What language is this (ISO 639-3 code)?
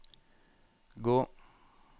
nor